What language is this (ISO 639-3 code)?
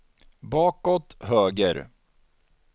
swe